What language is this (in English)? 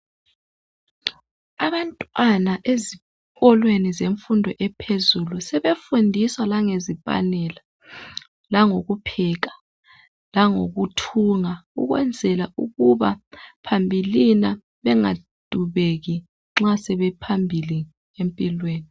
North Ndebele